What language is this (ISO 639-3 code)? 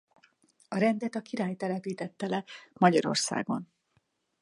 hun